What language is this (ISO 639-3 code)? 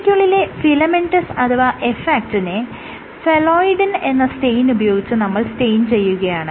mal